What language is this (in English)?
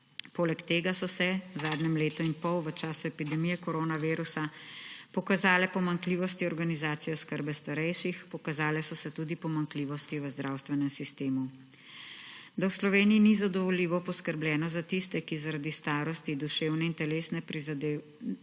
Slovenian